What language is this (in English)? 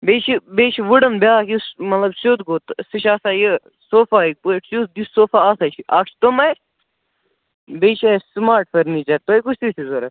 Kashmiri